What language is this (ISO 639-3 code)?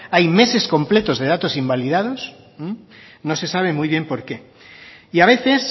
spa